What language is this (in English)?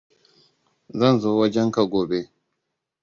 Hausa